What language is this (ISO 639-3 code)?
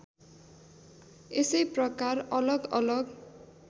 nep